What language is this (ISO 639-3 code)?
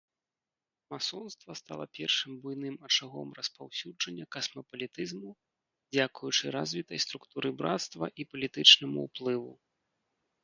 bel